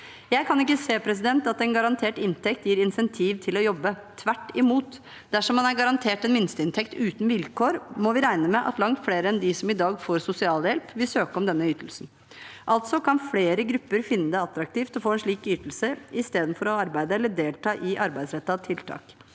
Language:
Norwegian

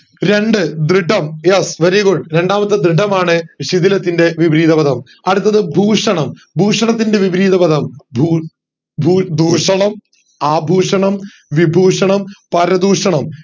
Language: Malayalam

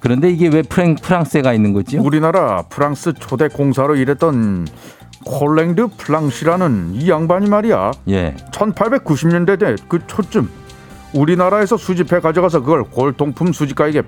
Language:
Korean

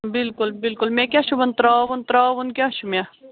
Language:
Kashmiri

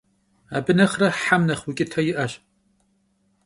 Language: Kabardian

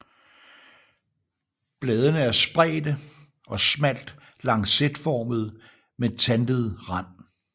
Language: Danish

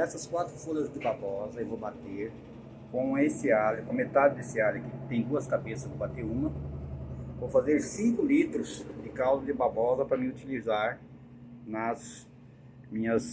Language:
Portuguese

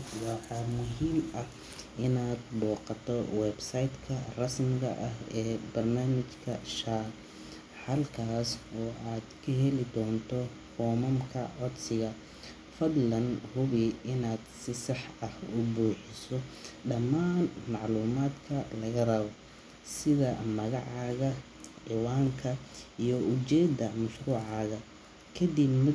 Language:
Somali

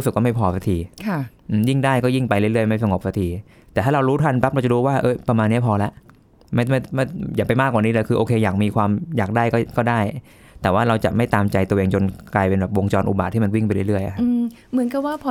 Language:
Thai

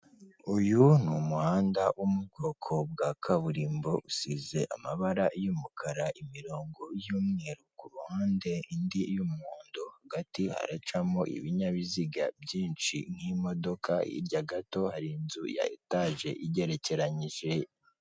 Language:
Kinyarwanda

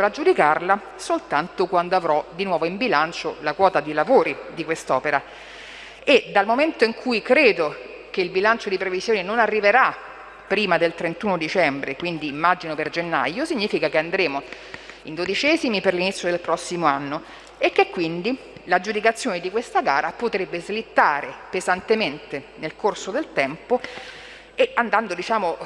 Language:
Italian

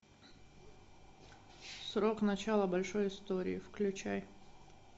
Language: Russian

